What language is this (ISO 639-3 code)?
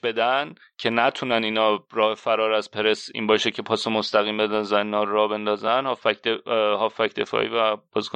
fas